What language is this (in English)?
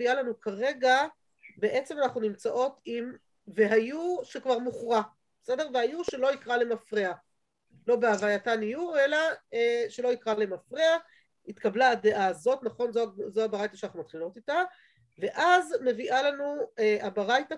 Hebrew